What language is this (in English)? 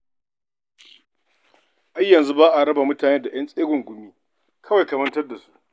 Hausa